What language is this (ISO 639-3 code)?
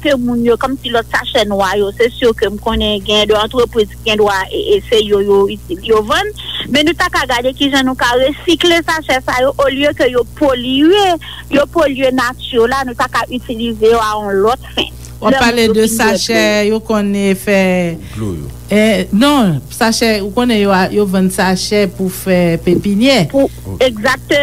fra